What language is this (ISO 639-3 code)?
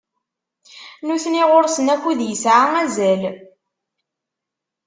kab